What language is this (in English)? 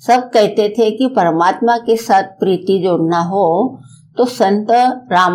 Hindi